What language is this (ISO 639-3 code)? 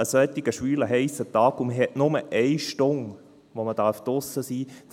gsw